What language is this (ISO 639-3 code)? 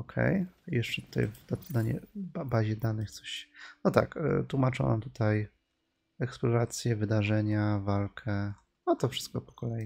pol